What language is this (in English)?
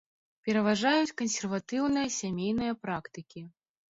Belarusian